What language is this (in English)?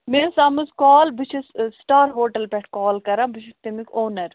Kashmiri